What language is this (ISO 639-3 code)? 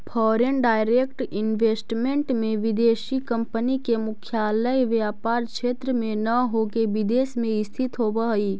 mag